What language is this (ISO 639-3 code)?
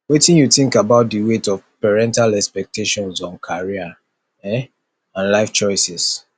pcm